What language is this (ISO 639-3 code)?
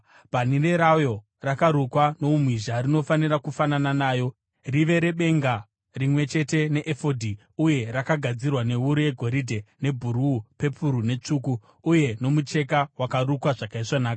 sna